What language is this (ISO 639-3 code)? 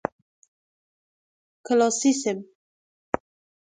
fas